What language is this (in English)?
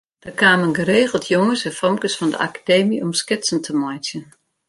Western Frisian